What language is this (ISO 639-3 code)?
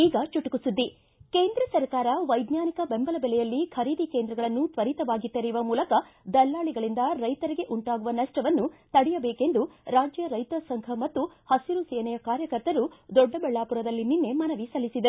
kan